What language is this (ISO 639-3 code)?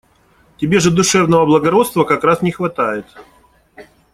rus